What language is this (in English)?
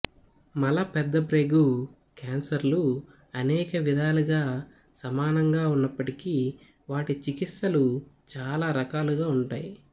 Telugu